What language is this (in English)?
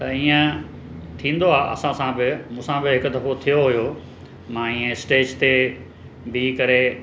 Sindhi